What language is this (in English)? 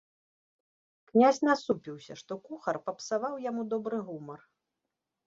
Belarusian